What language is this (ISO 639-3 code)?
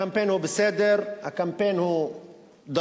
heb